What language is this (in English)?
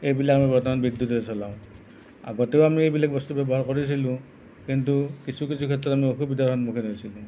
Assamese